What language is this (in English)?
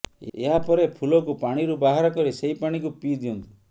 Odia